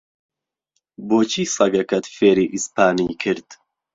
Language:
Central Kurdish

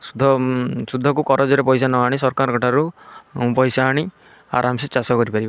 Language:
Odia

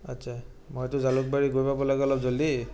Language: Assamese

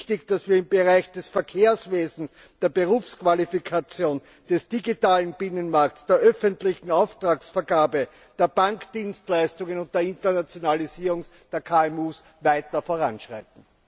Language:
German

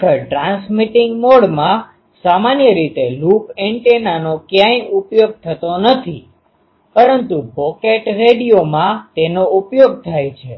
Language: Gujarati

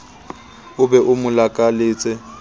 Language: Southern Sotho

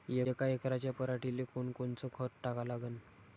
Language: Marathi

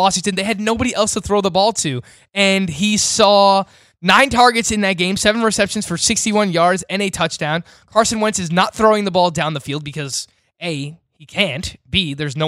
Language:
English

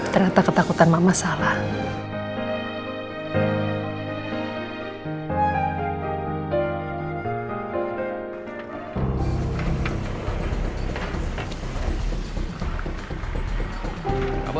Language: Indonesian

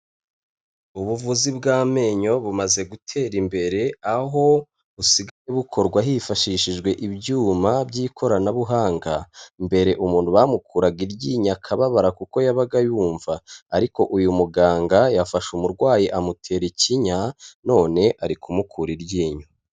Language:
Kinyarwanda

